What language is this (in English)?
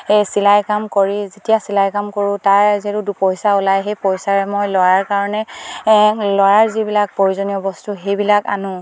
Assamese